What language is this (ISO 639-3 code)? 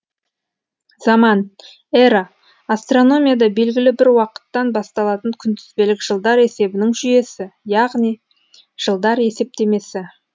kaz